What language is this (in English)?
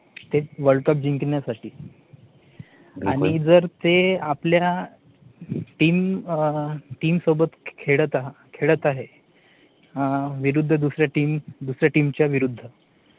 Marathi